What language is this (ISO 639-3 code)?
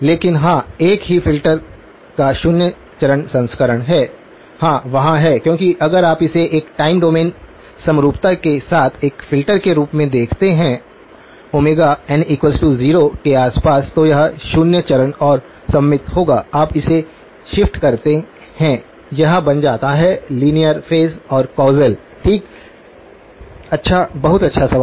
hin